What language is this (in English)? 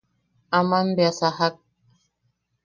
Yaqui